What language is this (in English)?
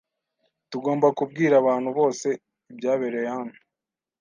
Kinyarwanda